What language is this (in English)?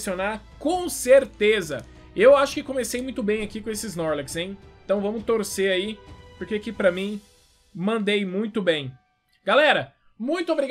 Portuguese